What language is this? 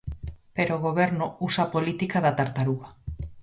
Galician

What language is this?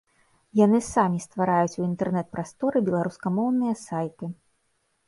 Belarusian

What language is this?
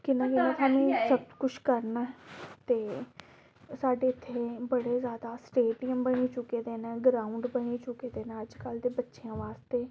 Dogri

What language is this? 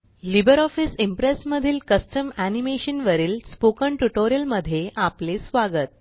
Marathi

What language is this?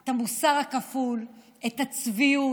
Hebrew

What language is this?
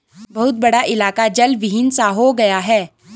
Hindi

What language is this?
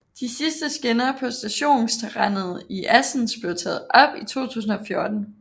Danish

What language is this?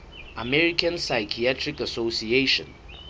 Southern Sotho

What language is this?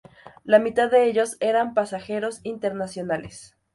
Spanish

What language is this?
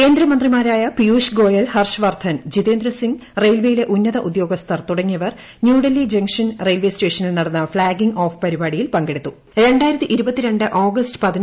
Malayalam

